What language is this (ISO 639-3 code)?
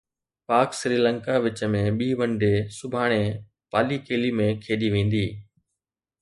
snd